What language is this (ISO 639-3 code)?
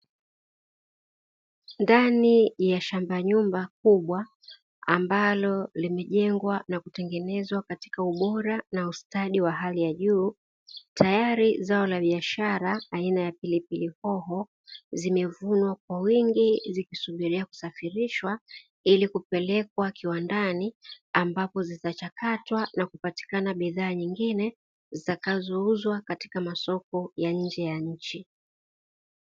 swa